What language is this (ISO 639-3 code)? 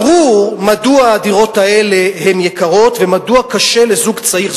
heb